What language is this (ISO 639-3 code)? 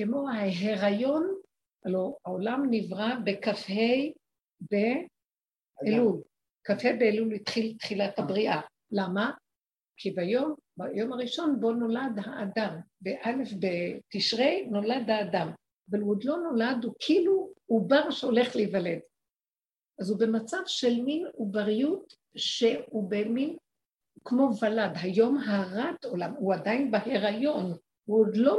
heb